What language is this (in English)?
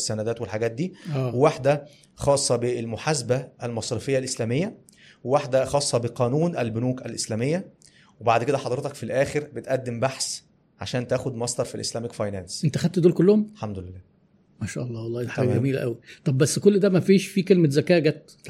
Arabic